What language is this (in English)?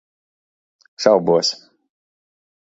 Latvian